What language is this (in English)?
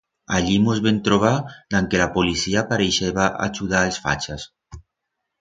Aragonese